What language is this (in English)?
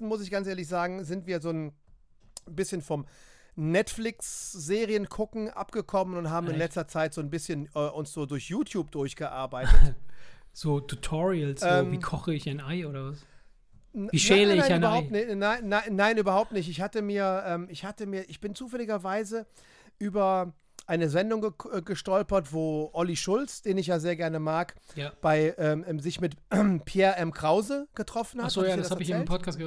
German